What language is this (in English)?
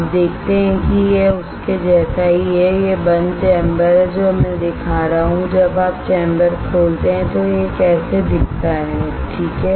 Hindi